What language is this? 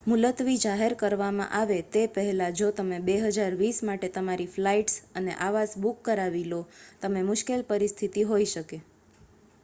Gujarati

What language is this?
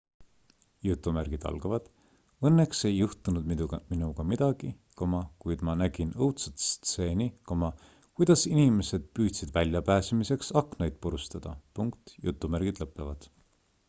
Estonian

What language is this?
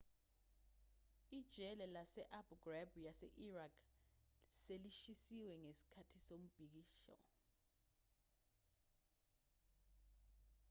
Zulu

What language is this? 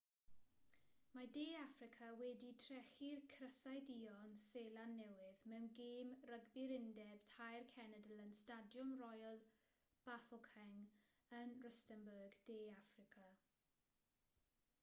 Welsh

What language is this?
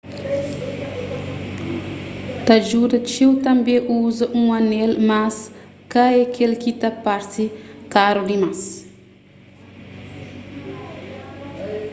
Kabuverdianu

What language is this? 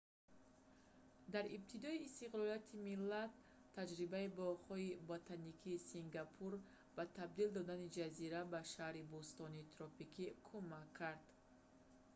Tajik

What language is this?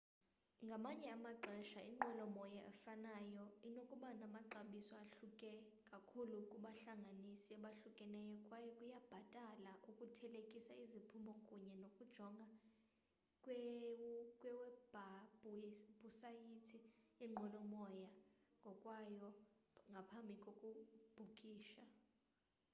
Xhosa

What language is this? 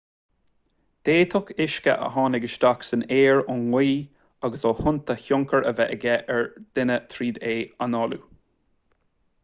Irish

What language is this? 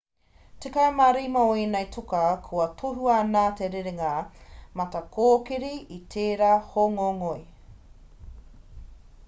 Māori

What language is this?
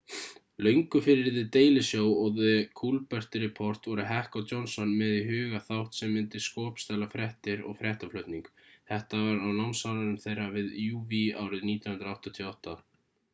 Icelandic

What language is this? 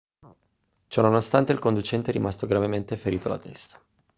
Italian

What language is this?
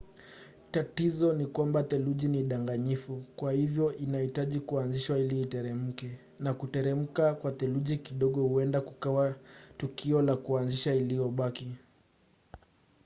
Swahili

